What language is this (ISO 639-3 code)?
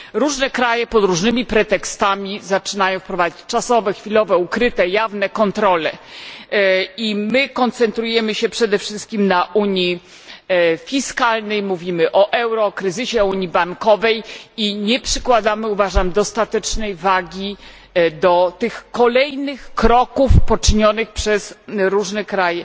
pol